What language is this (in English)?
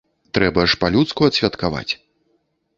Belarusian